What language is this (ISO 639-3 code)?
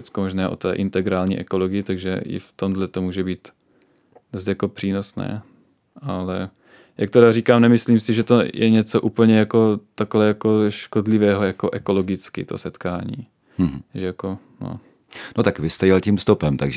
ces